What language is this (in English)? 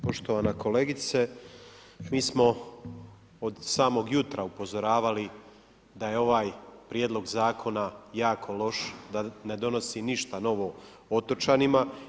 Croatian